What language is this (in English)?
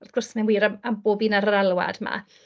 Welsh